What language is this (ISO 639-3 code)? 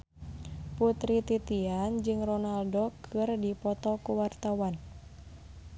sun